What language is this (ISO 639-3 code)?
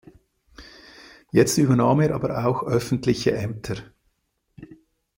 deu